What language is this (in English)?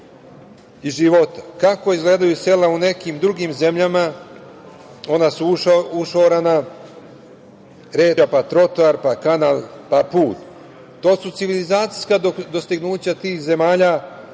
Serbian